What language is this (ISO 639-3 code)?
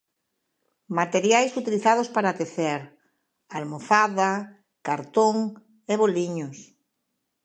glg